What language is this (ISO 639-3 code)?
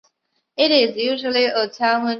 zho